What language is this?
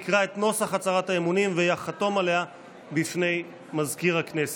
Hebrew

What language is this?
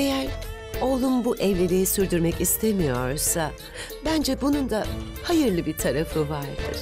Turkish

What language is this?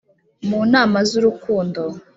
Kinyarwanda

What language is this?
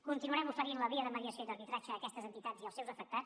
Catalan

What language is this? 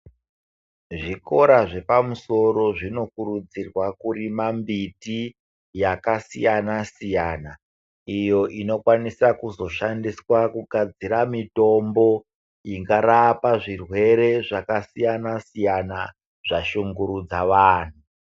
Ndau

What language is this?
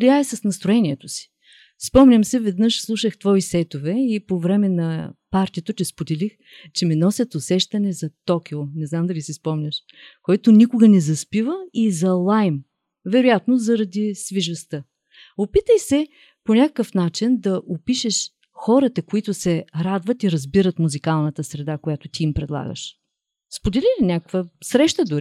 Bulgarian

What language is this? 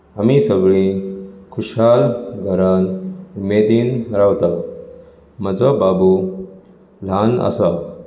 Konkani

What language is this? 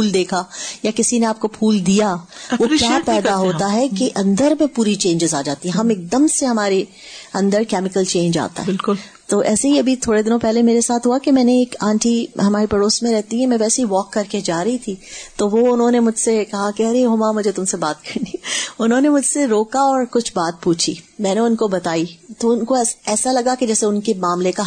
Urdu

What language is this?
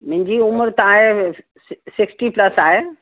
Sindhi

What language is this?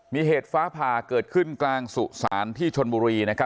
Thai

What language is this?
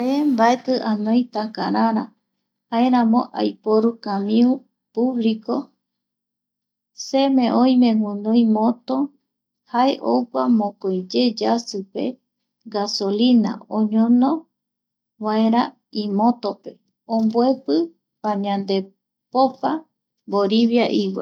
Eastern Bolivian Guaraní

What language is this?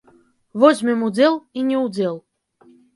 Belarusian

